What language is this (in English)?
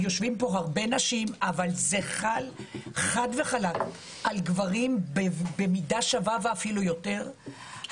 Hebrew